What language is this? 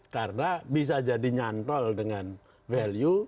Indonesian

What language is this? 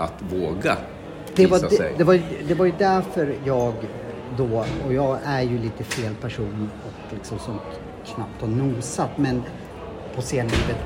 Swedish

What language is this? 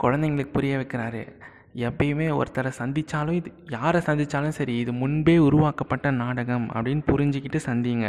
Tamil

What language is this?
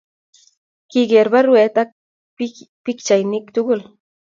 Kalenjin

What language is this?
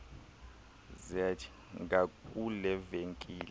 Xhosa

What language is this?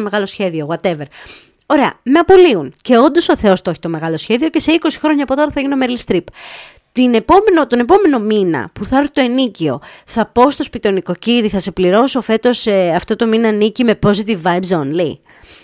Greek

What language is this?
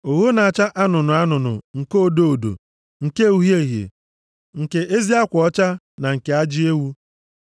Igbo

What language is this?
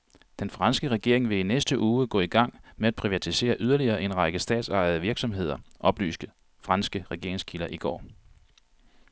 Danish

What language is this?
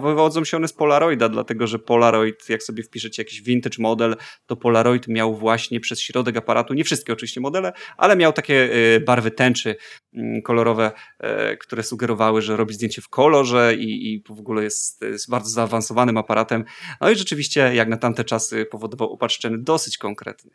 Polish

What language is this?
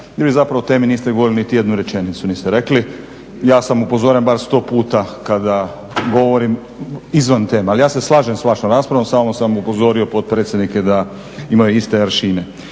Croatian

